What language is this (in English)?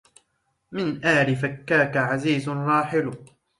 Arabic